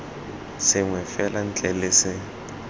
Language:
Tswana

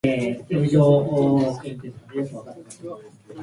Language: Japanese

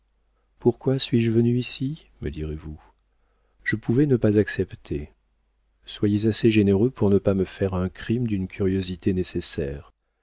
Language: French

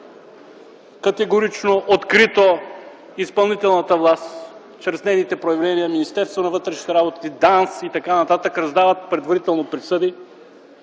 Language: Bulgarian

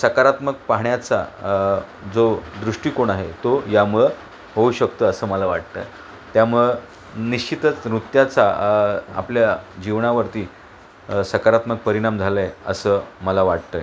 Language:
Marathi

